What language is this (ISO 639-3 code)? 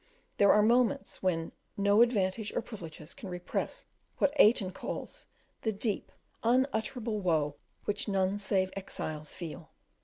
eng